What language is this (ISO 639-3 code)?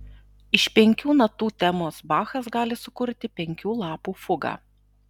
lit